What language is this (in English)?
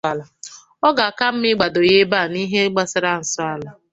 Igbo